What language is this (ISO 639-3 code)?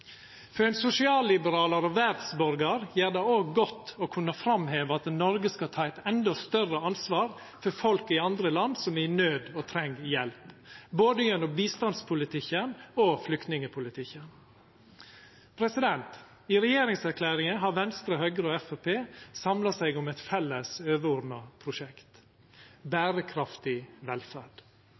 nno